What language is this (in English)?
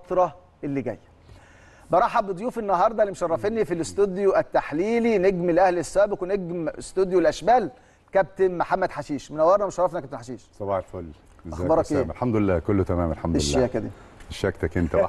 Arabic